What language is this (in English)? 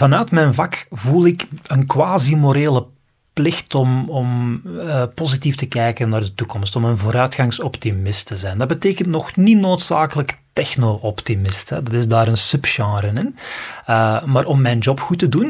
Dutch